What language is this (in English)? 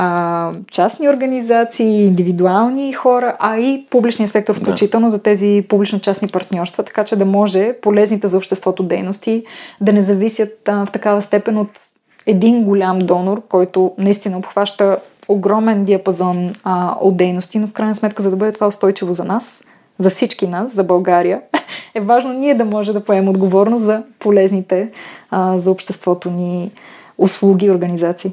Bulgarian